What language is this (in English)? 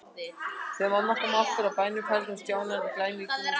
Icelandic